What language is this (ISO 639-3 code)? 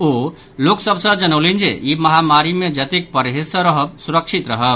mai